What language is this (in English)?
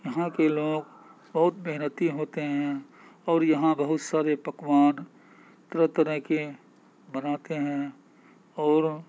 Urdu